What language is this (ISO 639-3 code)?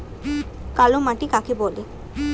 ben